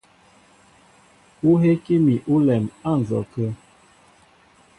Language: Mbo (Cameroon)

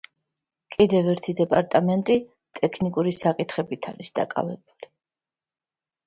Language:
Georgian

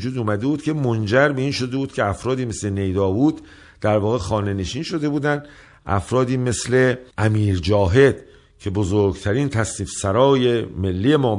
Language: Persian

